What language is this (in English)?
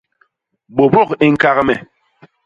Basaa